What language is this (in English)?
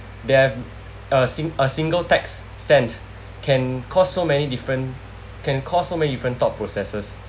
English